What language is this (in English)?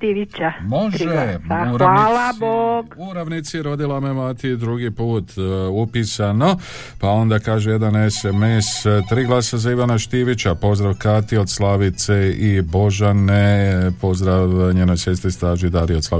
Croatian